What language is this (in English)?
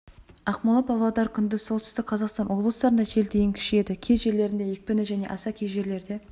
Kazakh